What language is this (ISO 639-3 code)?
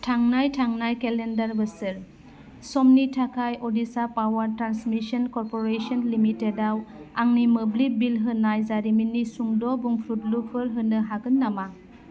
brx